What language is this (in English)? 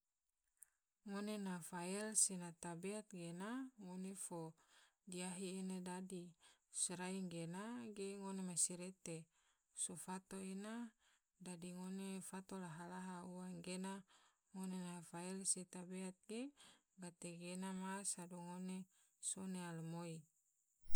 Tidore